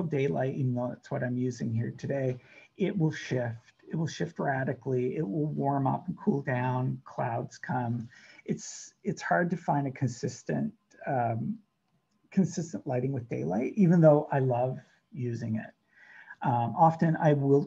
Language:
English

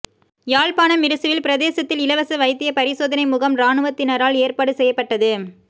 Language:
Tamil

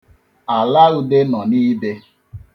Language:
Igbo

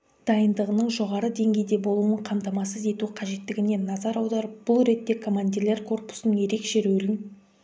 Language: Kazakh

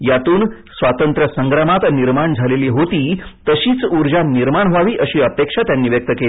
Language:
Marathi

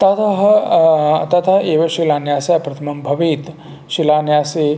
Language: Sanskrit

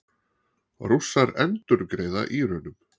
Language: Icelandic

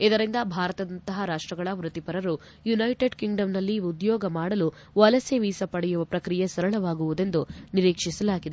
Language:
Kannada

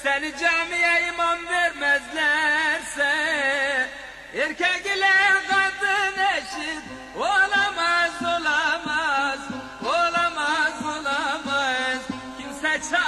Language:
Turkish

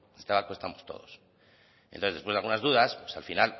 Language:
Spanish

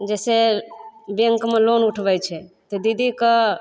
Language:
Maithili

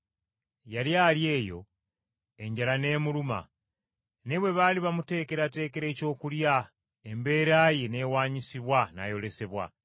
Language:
Ganda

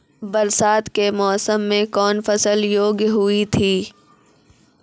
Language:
Maithili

